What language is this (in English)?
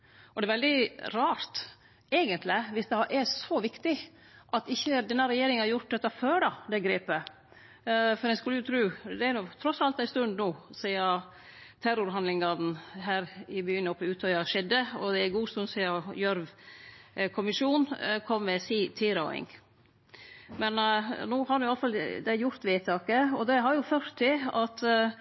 Norwegian Nynorsk